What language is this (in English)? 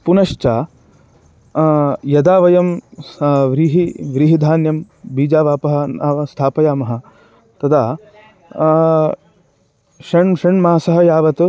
Sanskrit